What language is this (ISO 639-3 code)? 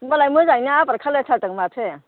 brx